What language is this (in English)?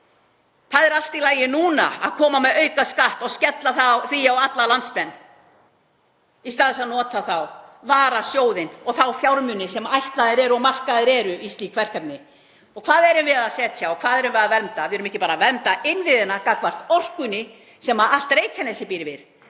Icelandic